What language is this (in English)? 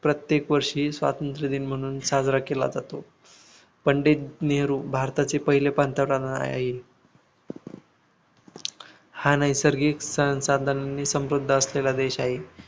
Marathi